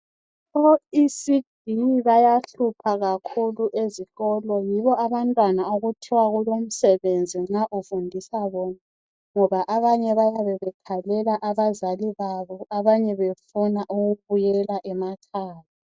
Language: North Ndebele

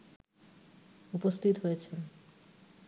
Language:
Bangla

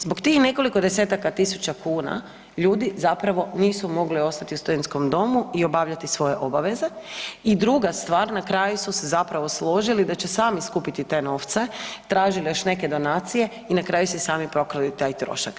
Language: Croatian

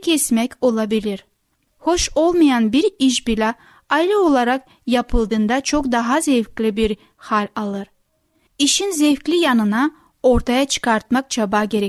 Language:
Turkish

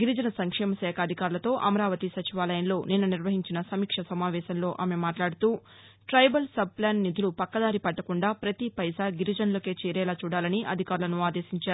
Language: Telugu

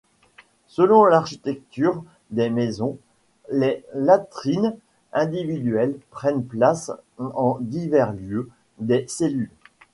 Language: French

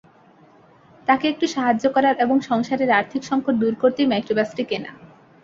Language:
Bangla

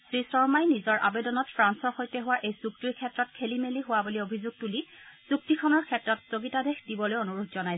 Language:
Assamese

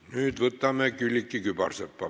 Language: Estonian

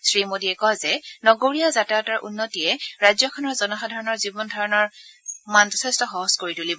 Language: Assamese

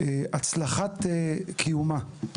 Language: Hebrew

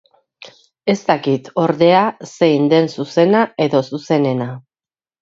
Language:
Basque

